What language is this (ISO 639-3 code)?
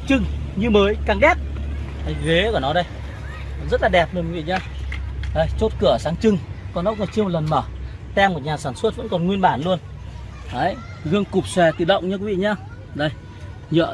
vie